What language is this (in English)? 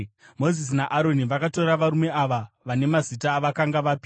Shona